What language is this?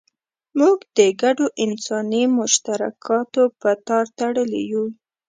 Pashto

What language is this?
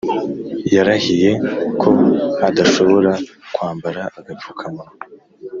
Kinyarwanda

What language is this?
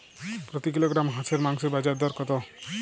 Bangla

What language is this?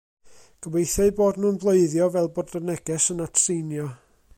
Welsh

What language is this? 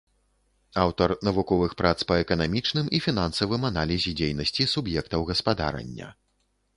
Belarusian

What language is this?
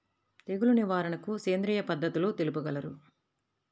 Telugu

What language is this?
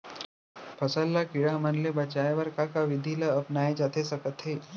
Chhattisgarhi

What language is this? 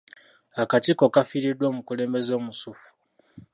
Ganda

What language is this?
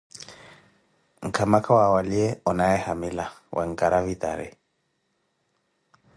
Koti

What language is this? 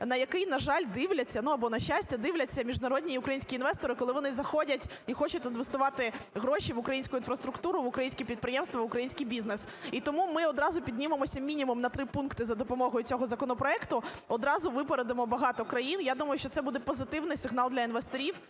Ukrainian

